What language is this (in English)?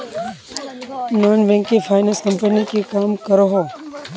Magahi